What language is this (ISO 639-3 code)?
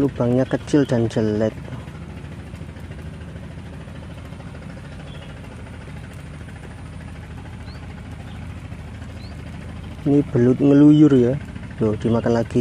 ind